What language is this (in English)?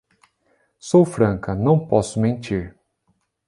Portuguese